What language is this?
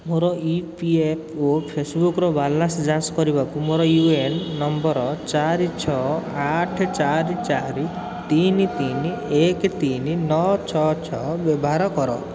Odia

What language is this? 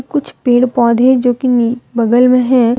Hindi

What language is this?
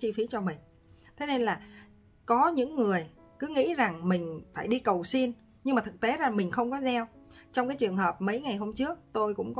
Vietnamese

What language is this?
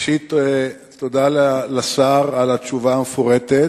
Hebrew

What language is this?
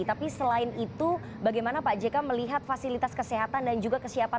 Indonesian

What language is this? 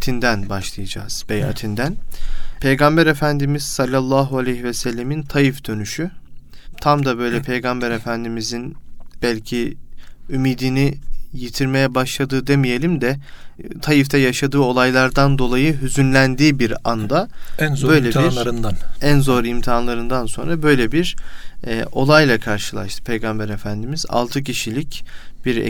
Turkish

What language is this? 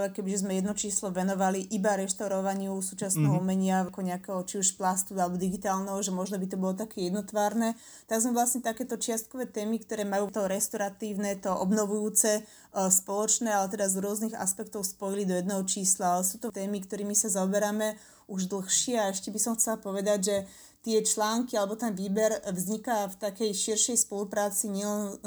Slovak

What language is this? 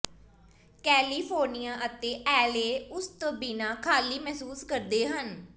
Punjabi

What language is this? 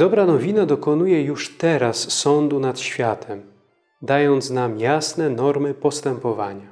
Polish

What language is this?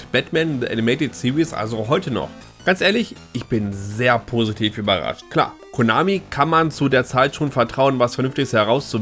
German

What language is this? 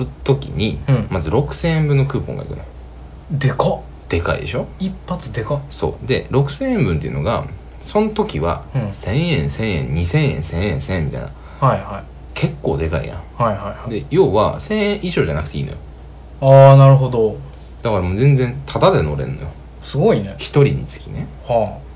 Japanese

